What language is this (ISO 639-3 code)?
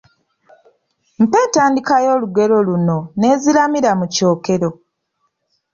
lug